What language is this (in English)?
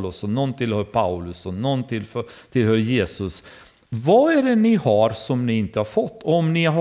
Swedish